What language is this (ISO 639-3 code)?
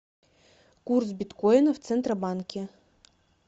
rus